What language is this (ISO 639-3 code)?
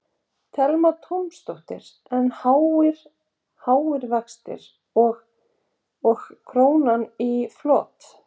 isl